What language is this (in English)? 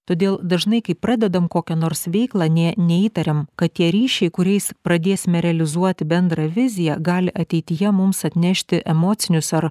Lithuanian